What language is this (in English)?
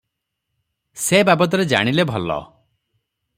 Odia